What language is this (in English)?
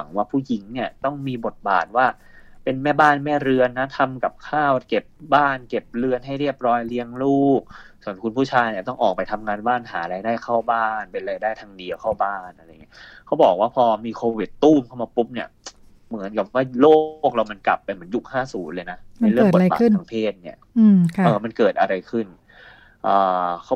Thai